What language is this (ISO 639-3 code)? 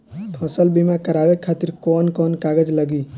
bho